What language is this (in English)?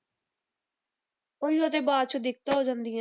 Punjabi